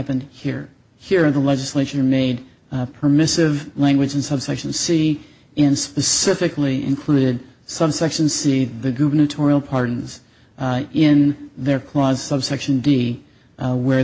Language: English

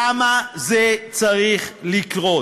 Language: Hebrew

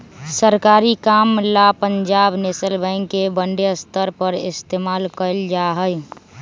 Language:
Magahi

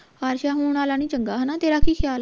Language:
Punjabi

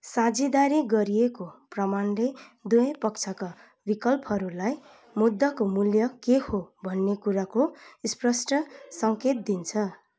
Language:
Nepali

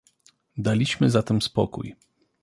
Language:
Polish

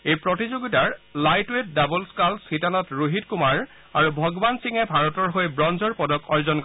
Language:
Assamese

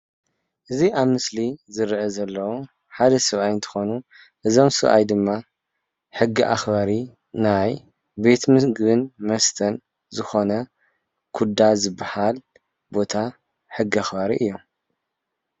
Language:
Tigrinya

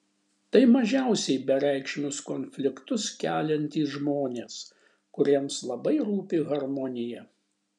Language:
Lithuanian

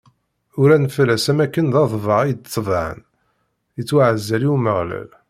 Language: Kabyle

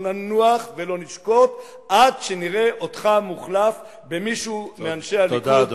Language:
Hebrew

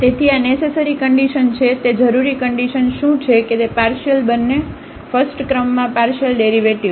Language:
Gujarati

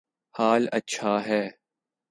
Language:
Urdu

